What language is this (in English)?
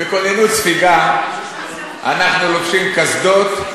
Hebrew